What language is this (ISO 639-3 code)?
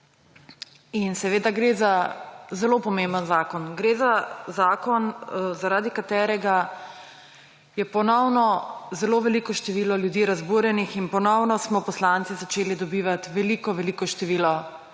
slv